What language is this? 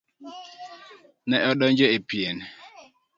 Luo (Kenya and Tanzania)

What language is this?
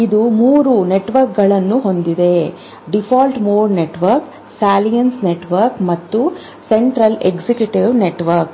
Kannada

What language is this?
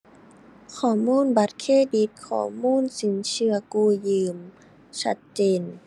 Thai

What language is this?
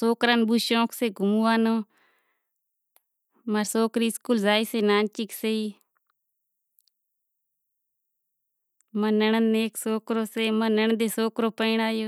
Kachi Koli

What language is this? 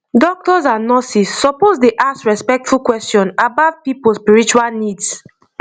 Nigerian Pidgin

